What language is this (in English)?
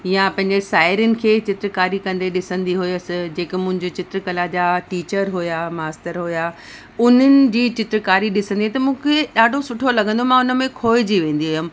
Sindhi